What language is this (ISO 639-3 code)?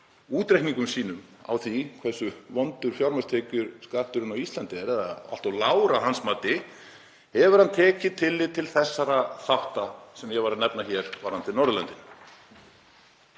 isl